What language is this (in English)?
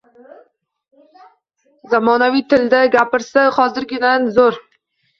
Uzbek